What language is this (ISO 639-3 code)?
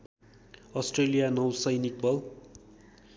nep